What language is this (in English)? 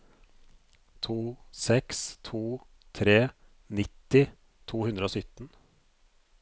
Norwegian